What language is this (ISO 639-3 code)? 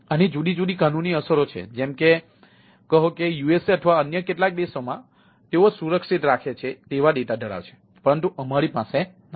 guj